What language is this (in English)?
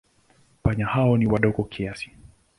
Swahili